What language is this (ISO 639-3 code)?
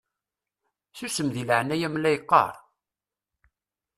kab